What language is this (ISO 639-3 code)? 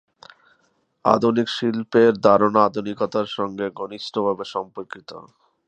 ben